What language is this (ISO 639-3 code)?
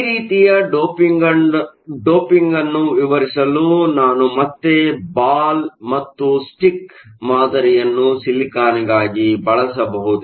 kan